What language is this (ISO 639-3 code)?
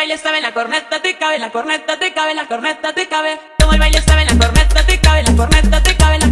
spa